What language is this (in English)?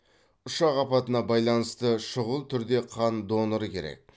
Kazakh